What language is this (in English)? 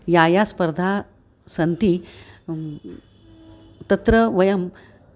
Sanskrit